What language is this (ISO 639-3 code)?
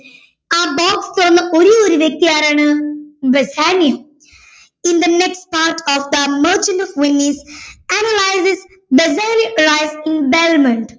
mal